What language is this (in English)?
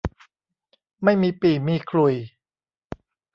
Thai